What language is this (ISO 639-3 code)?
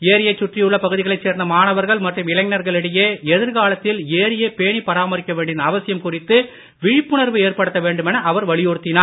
tam